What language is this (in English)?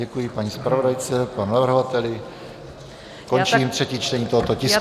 Czech